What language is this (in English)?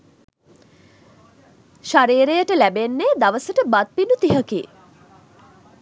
Sinhala